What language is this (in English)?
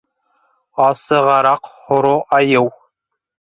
Bashkir